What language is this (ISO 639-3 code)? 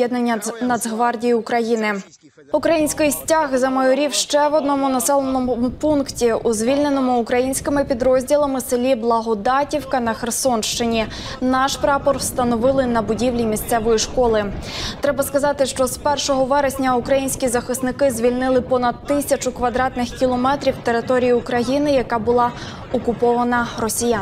ukr